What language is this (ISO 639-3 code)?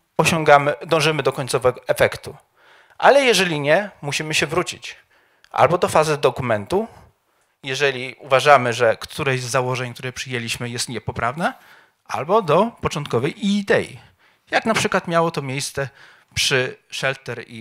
pol